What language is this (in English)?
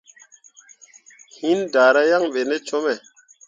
Mundang